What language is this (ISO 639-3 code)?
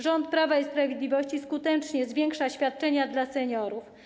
pol